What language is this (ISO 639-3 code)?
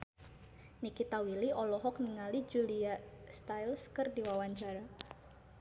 sun